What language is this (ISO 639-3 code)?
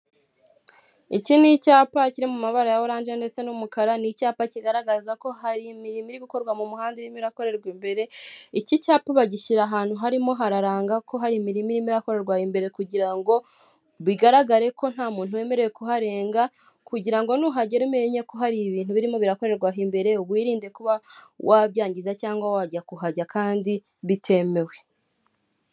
kin